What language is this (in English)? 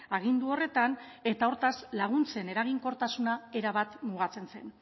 Basque